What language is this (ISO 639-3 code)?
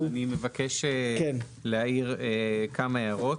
heb